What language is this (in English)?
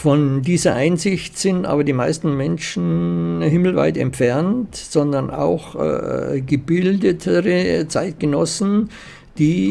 German